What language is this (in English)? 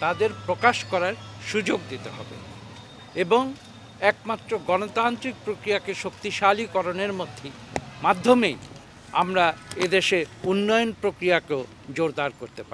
Hindi